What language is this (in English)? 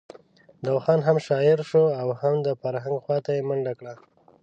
Pashto